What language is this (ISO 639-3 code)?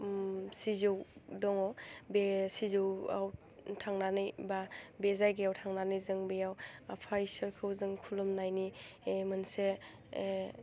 brx